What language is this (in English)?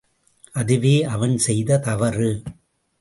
Tamil